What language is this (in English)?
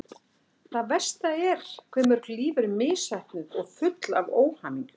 Icelandic